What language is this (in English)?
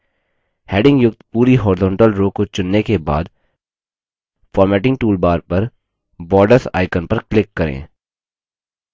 Hindi